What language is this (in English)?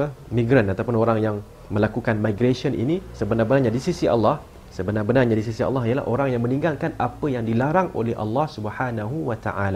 Malay